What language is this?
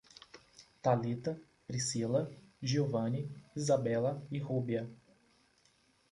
Portuguese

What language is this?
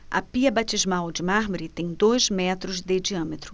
Portuguese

